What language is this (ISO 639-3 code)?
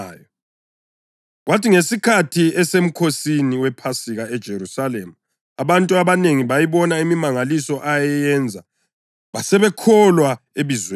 nde